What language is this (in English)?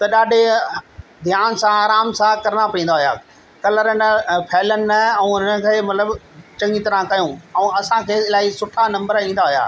Sindhi